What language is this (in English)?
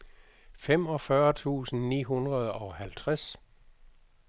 Danish